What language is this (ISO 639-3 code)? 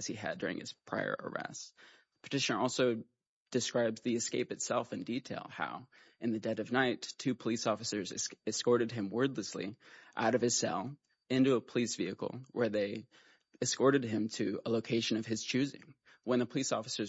eng